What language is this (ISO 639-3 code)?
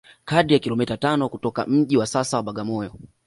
swa